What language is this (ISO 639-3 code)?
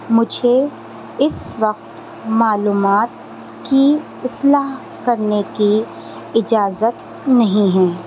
urd